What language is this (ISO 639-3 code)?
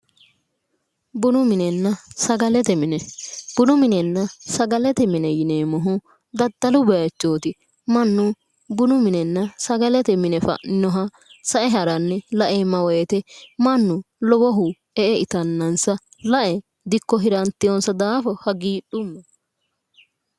sid